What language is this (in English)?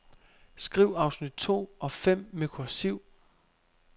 Danish